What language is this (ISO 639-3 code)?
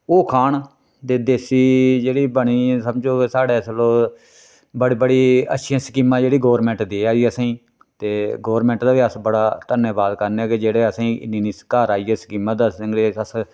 doi